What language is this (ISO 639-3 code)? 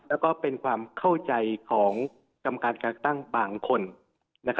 tha